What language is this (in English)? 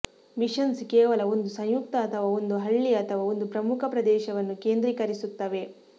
Kannada